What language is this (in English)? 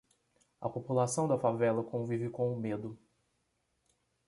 Portuguese